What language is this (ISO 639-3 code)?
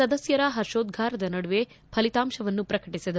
kan